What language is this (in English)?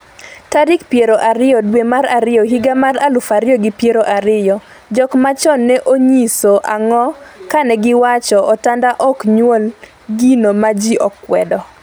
Luo (Kenya and Tanzania)